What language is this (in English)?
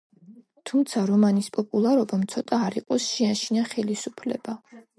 Georgian